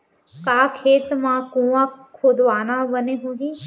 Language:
Chhattisgarhi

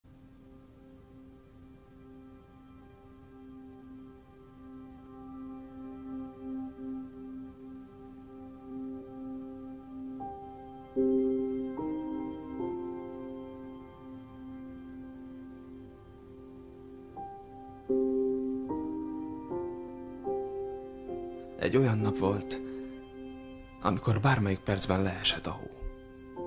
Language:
Hungarian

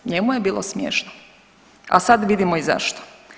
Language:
Croatian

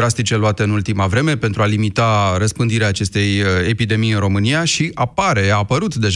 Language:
Romanian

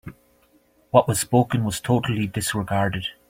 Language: English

